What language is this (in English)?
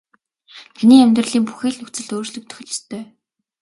Mongolian